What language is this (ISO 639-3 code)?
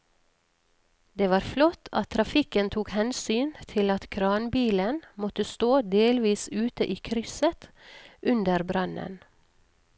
nor